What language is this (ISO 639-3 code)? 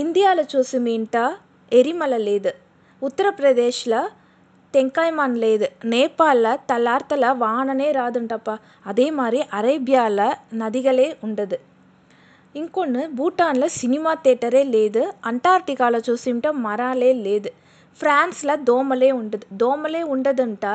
tel